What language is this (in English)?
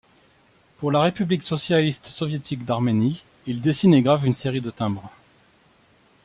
French